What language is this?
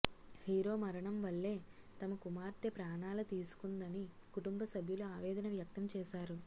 Telugu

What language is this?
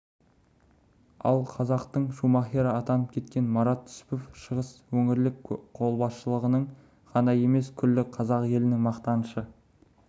Kazakh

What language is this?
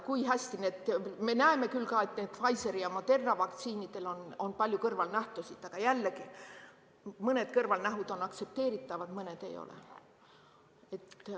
Estonian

